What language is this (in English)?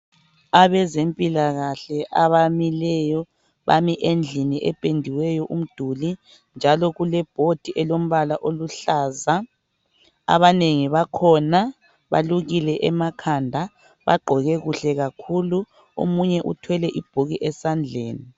North Ndebele